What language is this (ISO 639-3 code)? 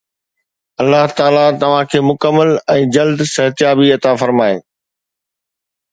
snd